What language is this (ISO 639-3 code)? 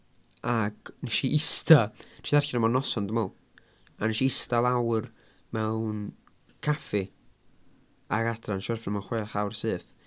cym